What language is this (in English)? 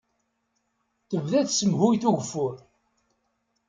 Kabyle